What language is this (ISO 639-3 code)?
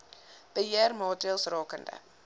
afr